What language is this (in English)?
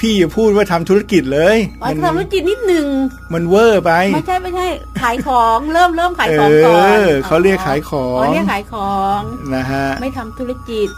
Thai